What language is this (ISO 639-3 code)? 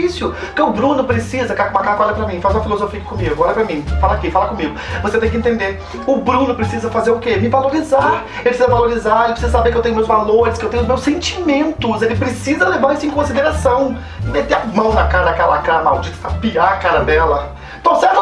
por